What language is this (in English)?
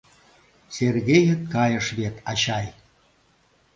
Mari